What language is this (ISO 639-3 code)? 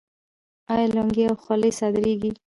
pus